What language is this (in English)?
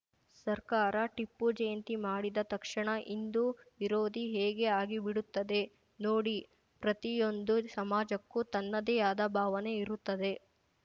Kannada